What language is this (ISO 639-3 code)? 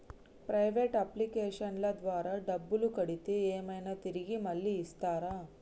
tel